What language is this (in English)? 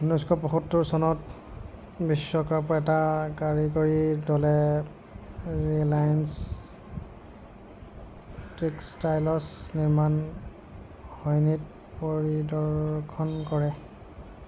Assamese